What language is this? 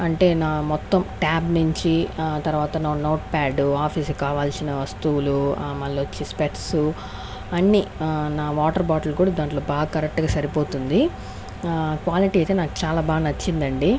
Telugu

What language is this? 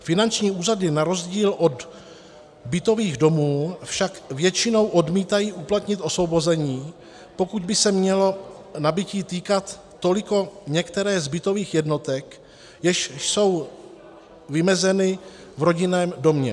Czech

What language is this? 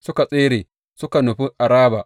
Hausa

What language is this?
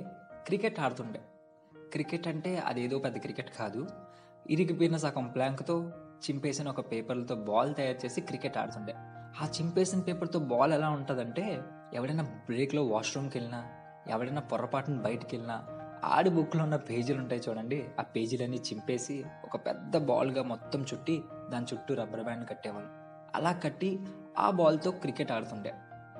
Telugu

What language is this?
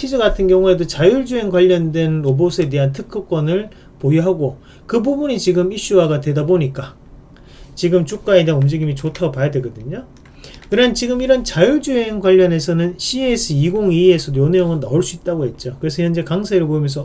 Korean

